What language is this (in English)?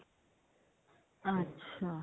Punjabi